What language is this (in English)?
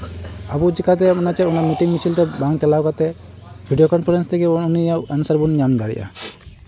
Santali